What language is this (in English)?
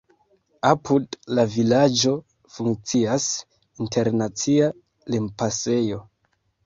Esperanto